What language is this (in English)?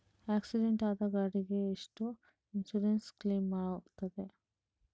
Kannada